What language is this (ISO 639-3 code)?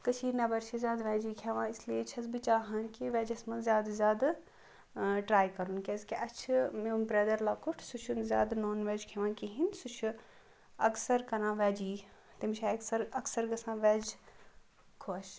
kas